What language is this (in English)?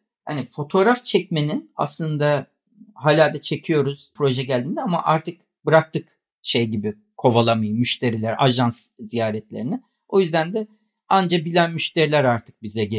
Turkish